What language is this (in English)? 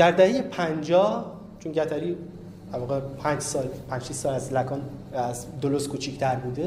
Persian